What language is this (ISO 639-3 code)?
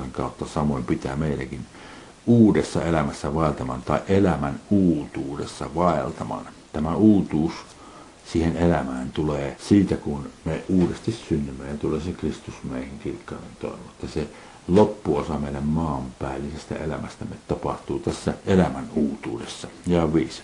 fin